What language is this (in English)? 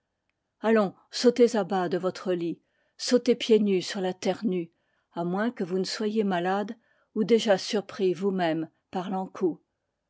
French